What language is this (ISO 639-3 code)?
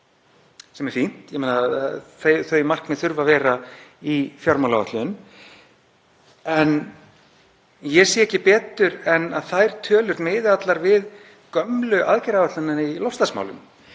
isl